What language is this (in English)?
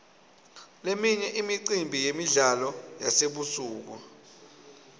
Swati